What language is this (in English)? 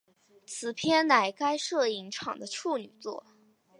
Chinese